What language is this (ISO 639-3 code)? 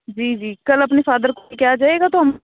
urd